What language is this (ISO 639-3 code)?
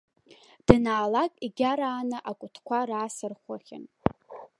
abk